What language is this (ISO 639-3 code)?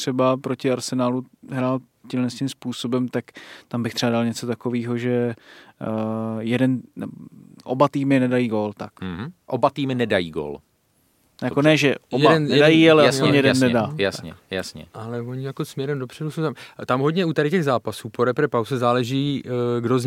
ces